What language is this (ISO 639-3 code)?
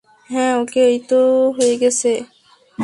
ben